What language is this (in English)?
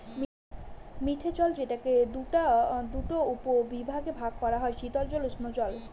Bangla